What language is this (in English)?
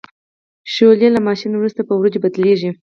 Pashto